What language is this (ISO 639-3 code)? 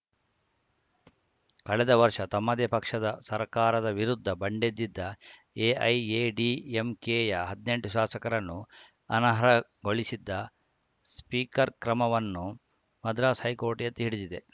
kan